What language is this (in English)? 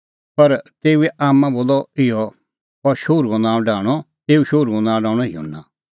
Kullu Pahari